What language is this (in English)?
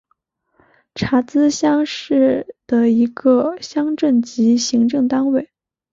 Chinese